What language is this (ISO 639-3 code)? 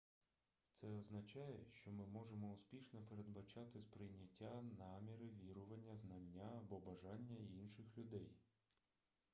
ukr